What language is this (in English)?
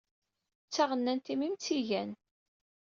Kabyle